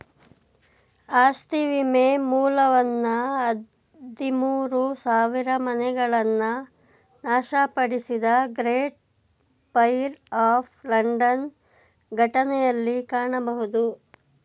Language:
Kannada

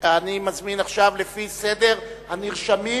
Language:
Hebrew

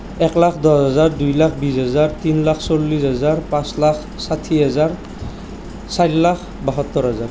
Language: Assamese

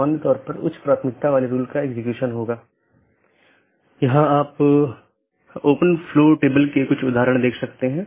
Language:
Hindi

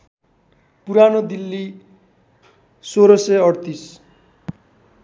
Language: Nepali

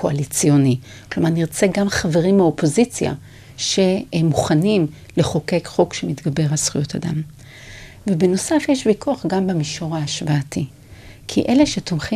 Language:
Hebrew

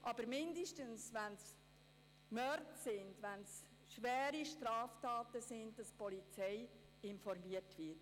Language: Swiss German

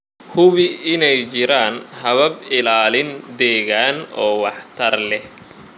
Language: Somali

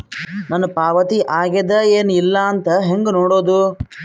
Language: Kannada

